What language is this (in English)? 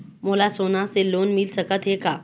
Chhattisgarhi